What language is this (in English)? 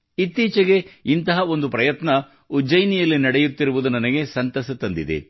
Kannada